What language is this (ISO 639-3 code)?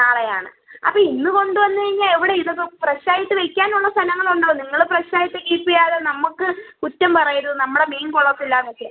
mal